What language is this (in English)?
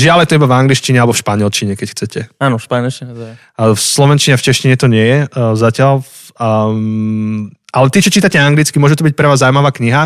Slovak